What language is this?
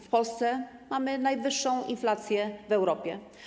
Polish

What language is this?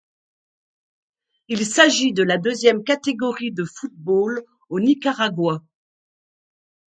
French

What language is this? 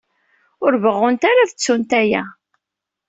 Kabyle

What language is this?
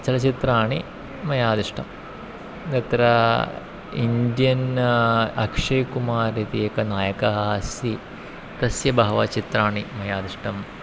Sanskrit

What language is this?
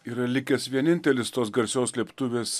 Lithuanian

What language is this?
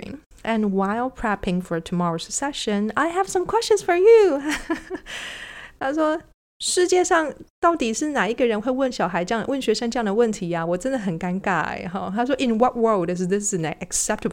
Chinese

